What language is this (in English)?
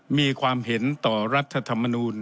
Thai